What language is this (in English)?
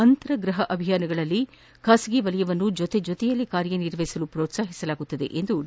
Kannada